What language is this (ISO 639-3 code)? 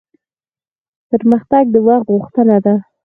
pus